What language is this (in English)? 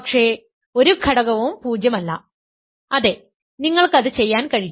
Malayalam